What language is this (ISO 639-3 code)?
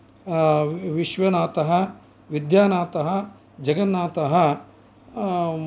san